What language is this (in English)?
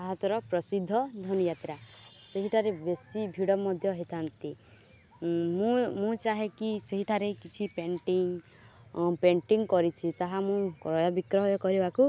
Odia